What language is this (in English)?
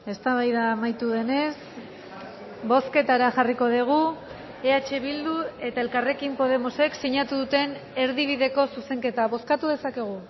Basque